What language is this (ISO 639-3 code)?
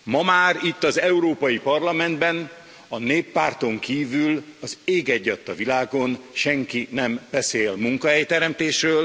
hun